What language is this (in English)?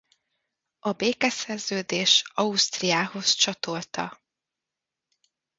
Hungarian